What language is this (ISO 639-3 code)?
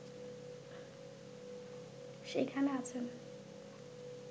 ben